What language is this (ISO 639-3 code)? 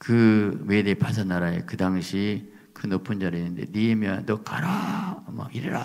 kor